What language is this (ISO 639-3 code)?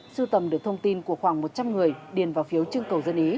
vie